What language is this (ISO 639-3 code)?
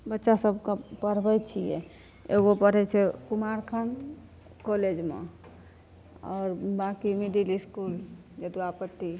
mai